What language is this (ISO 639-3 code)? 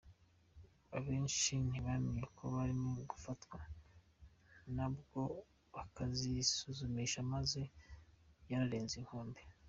kin